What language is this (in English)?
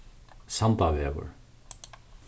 Faroese